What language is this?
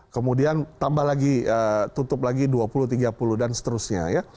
Indonesian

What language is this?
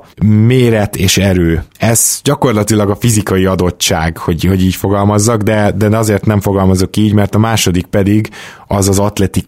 Hungarian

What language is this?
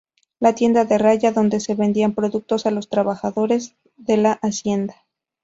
Spanish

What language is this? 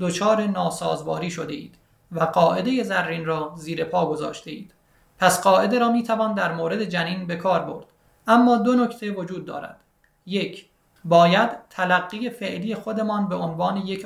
Persian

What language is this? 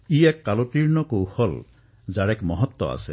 Assamese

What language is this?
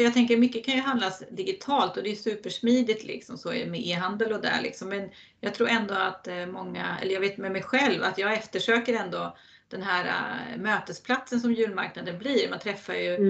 Swedish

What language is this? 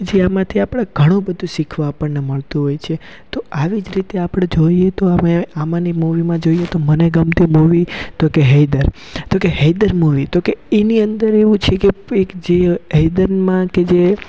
Gujarati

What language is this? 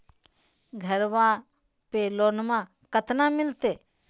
Magahi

